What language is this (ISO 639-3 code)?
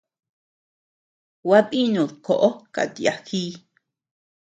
cux